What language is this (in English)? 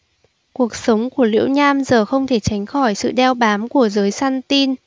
Vietnamese